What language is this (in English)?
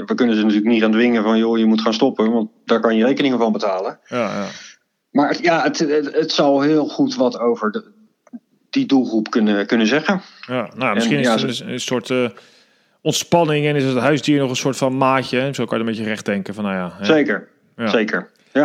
Dutch